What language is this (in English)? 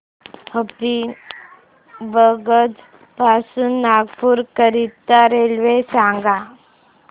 Marathi